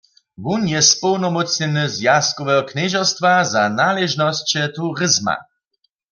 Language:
Upper Sorbian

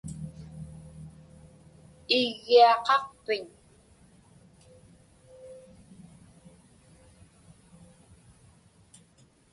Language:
Inupiaq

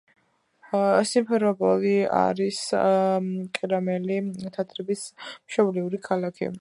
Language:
Georgian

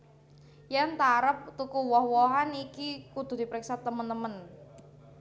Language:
Javanese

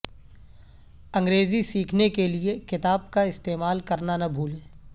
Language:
Urdu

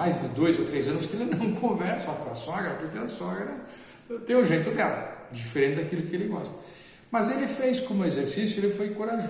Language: Portuguese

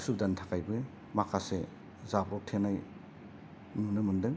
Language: Bodo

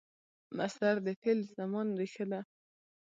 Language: Pashto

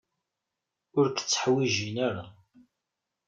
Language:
Kabyle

